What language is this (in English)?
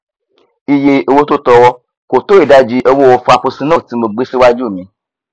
Yoruba